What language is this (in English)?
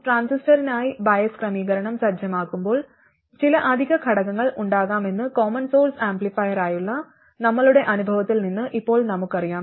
Malayalam